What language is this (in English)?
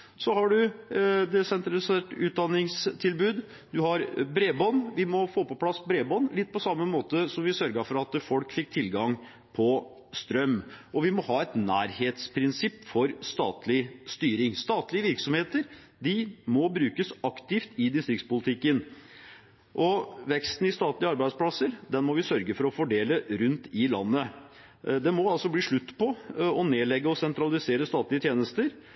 Norwegian Bokmål